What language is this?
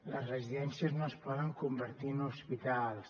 Catalan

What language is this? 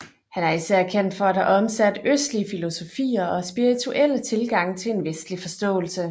Danish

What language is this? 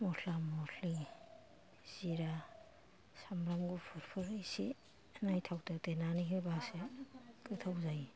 Bodo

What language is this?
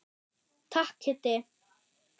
Icelandic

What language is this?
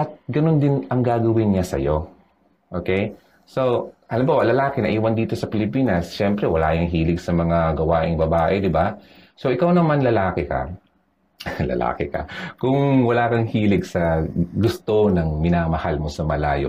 Filipino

